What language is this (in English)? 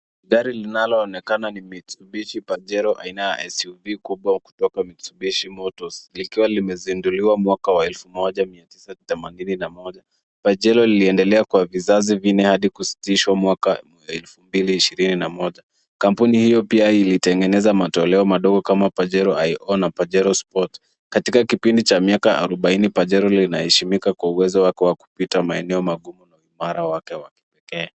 Swahili